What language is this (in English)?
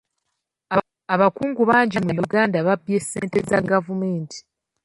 Ganda